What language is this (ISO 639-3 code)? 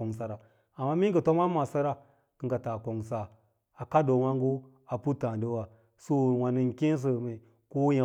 lla